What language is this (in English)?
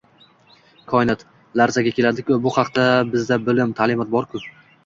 Uzbek